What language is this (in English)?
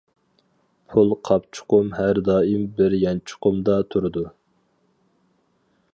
Uyghur